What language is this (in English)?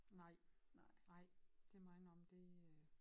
Danish